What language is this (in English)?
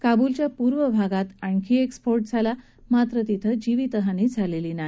Marathi